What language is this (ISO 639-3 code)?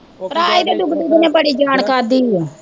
pan